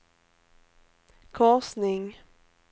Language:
Swedish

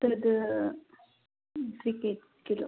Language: Sanskrit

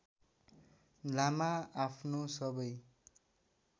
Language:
Nepali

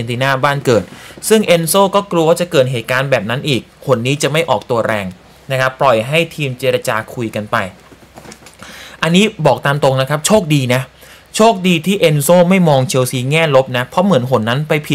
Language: Thai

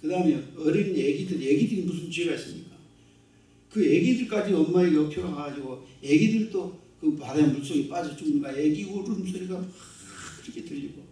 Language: Korean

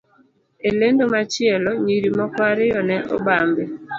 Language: Luo (Kenya and Tanzania)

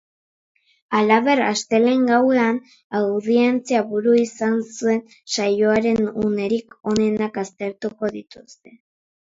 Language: Basque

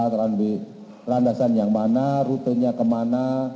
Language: Indonesian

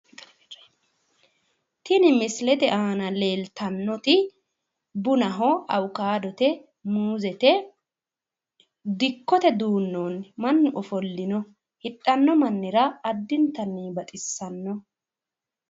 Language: Sidamo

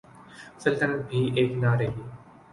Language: Urdu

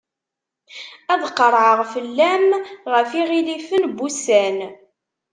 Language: Kabyle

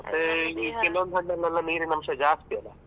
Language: Kannada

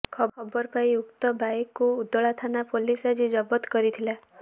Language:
Odia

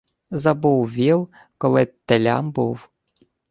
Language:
Ukrainian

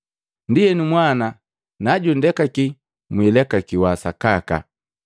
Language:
Matengo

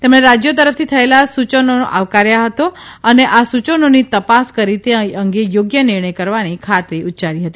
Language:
Gujarati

